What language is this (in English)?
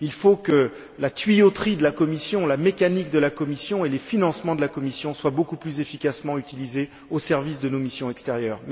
French